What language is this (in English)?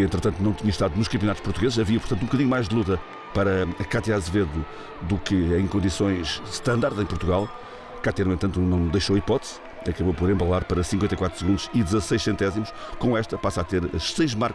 Portuguese